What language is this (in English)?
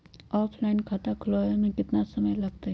Magahi